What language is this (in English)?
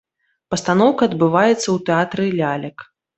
Belarusian